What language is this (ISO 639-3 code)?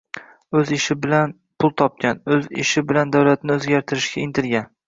uzb